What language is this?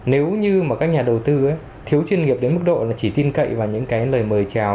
Vietnamese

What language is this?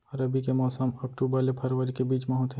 Chhattisgarhi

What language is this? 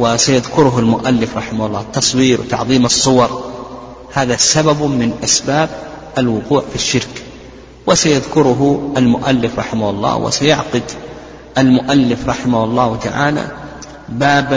Arabic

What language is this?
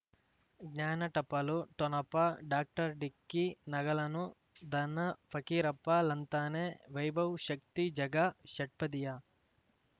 Kannada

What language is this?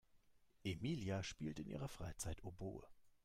German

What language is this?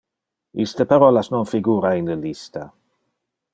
Interlingua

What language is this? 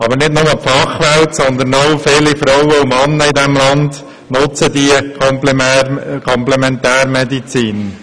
Swiss German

